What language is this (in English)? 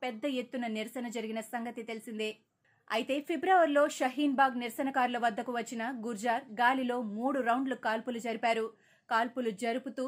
Telugu